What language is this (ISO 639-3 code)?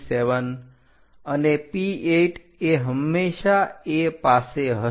guj